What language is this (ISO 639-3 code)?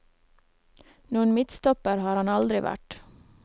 nor